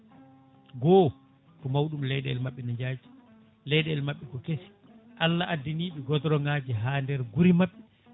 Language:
Fula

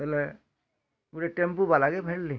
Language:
Odia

